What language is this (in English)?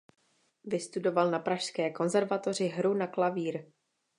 Czech